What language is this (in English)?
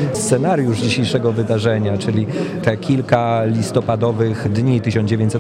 Polish